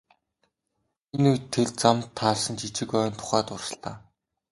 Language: Mongolian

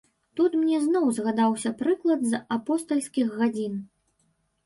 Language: Belarusian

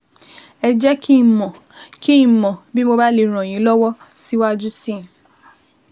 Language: Yoruba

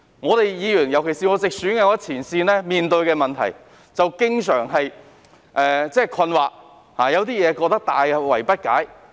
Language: Cantonese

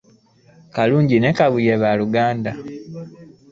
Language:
Ganda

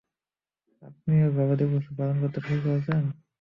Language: Bangla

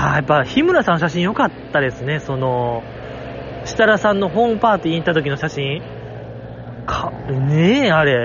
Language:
Japanese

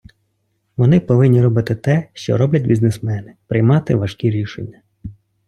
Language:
Ukrainian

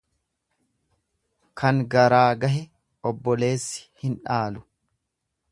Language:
Oromo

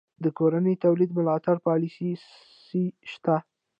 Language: Pashto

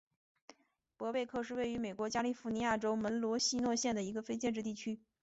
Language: Chinese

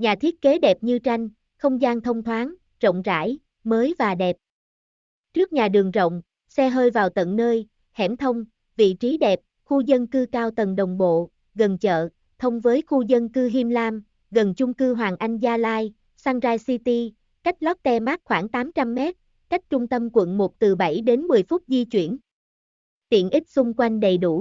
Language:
Vietnamese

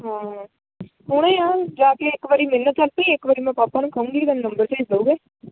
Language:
Punjabi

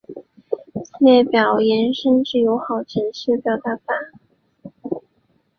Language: Chinese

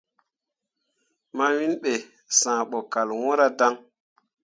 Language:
Mundang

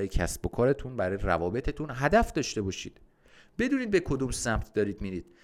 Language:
Persian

